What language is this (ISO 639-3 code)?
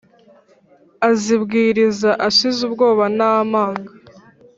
kin